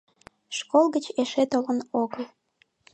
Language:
Mari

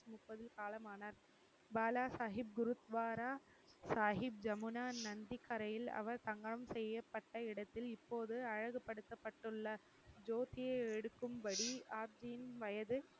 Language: Tamil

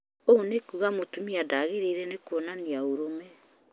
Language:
Kikuyu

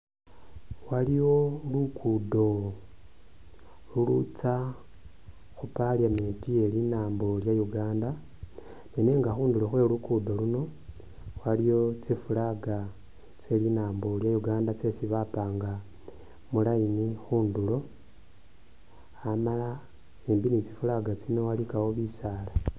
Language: Masaaba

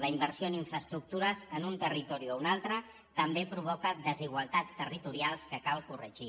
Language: Catalan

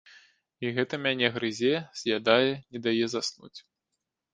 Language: Belarusian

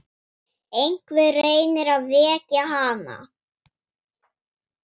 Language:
Icelandic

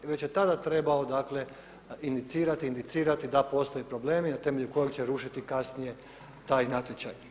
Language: Croatian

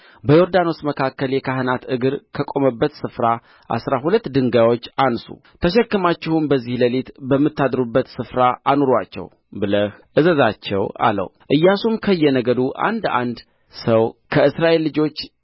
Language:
Amharic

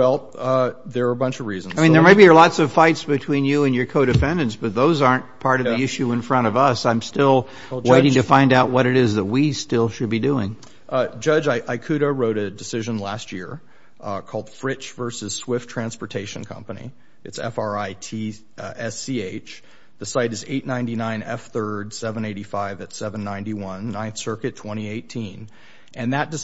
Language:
English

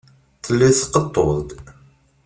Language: Kabyle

